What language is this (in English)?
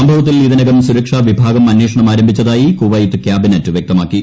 Malayalam